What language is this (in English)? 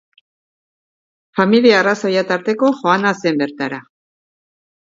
Basque